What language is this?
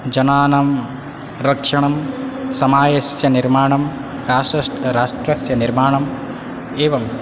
Sanskrit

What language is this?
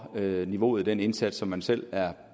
Danish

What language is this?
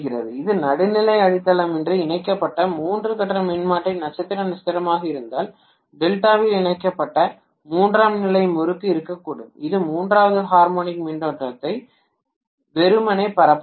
Tamil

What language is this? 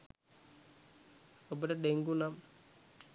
Sinhala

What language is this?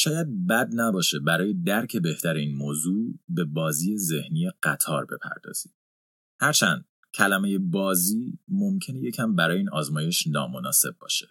Persian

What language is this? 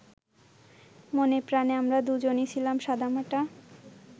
Bangla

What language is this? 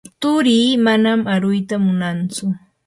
Yanahuanca Pasco Quechua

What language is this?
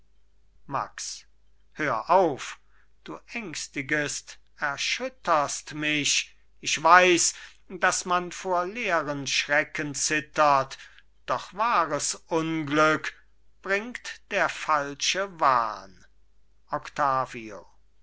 German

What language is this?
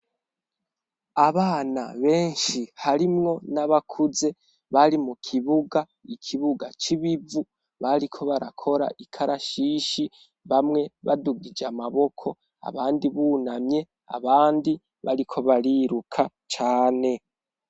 Rundi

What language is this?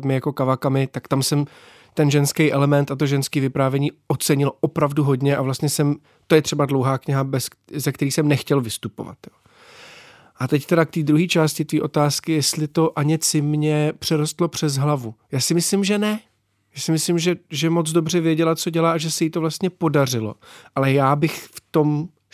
Czech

